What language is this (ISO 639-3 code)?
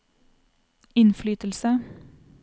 nor